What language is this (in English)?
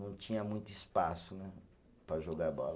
Portuguese